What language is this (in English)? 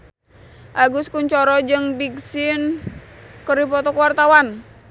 Sundanese